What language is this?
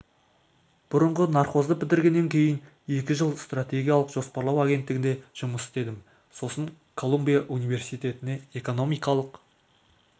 Kazakh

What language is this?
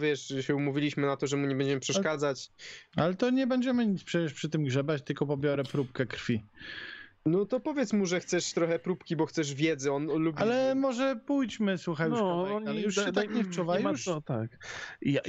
Polish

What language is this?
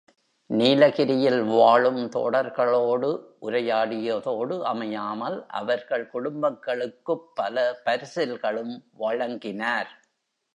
Tamil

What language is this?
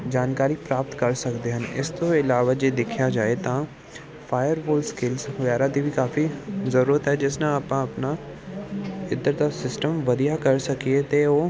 Punjabi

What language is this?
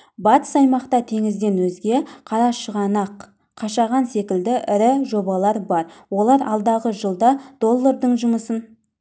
Kazakh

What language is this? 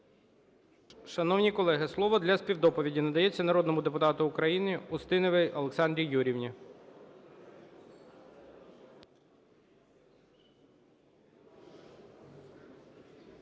Ukrainian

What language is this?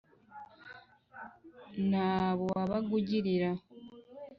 Kinyarwanda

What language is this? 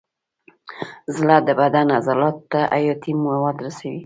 Pashto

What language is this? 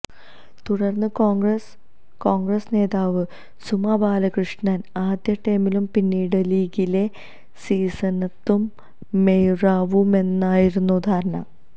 Malayalam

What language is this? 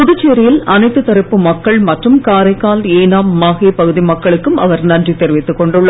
Tamil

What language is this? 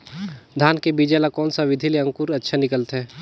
Chhattisgarhi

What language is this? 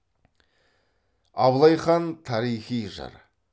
Kazakh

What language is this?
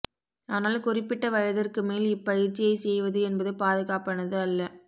Tamil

